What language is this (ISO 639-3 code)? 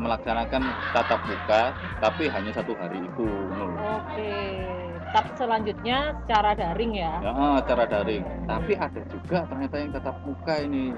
ind